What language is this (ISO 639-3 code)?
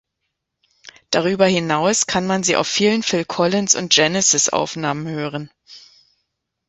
deu